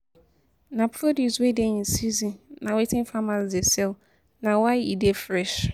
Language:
Nigerian Pidgin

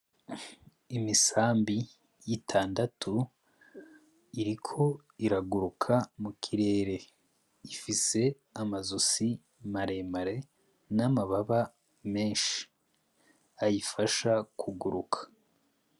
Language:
Rundi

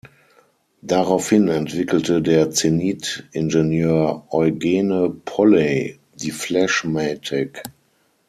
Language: German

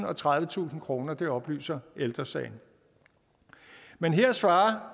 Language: Danish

